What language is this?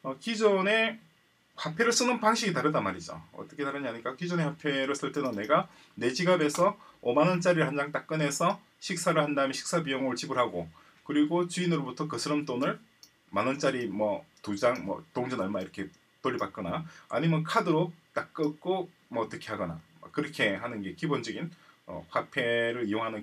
Korean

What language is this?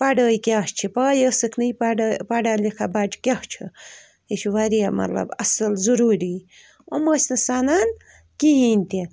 Kashmiri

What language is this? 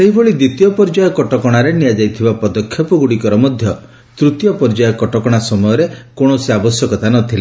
Odia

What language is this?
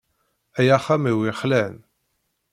Kabyle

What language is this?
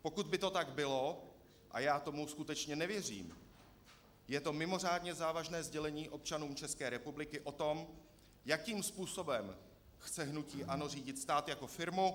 Czech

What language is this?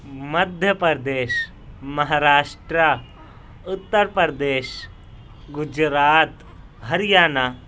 Urdu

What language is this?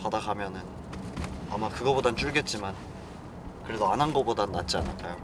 Korean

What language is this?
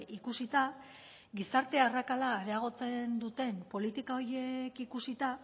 Basque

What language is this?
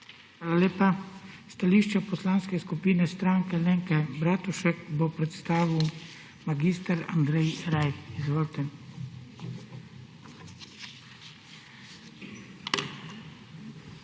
Slovenian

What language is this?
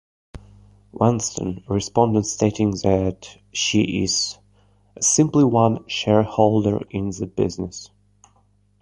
English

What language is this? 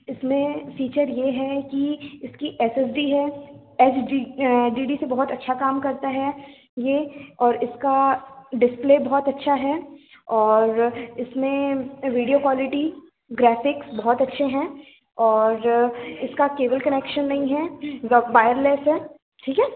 Hindi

